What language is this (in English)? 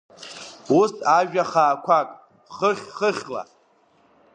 Abkhazian